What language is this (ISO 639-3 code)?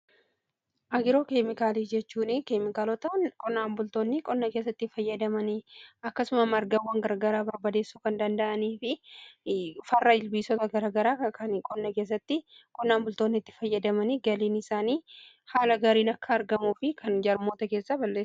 orm